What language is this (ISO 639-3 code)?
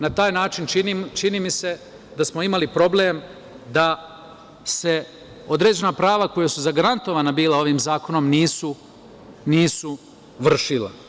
srp